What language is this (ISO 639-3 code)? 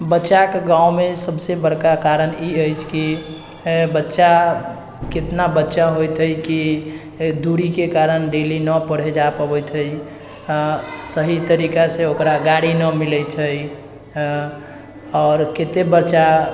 mai